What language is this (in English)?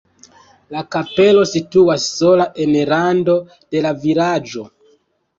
Esperanto